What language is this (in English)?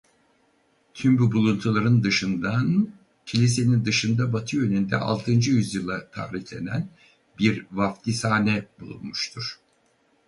Turkish